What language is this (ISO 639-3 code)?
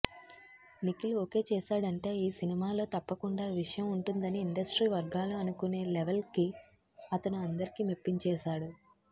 tel